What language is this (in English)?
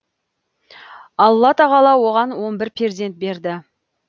Kazakh